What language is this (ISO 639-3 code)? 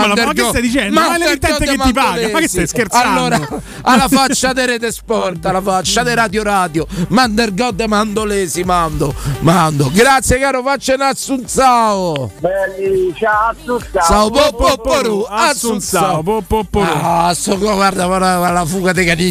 ita